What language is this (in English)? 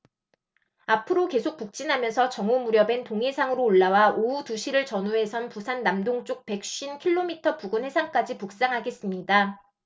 Korean